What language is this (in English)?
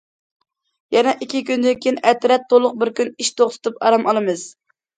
Uyghur